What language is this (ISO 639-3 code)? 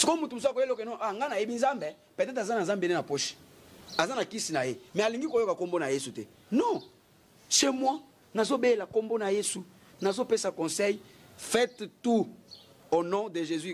fra